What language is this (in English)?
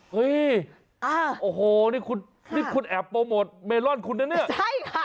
Thai